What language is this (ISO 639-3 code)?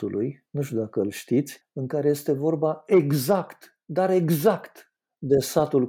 ron